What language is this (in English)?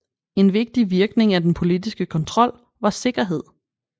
Danish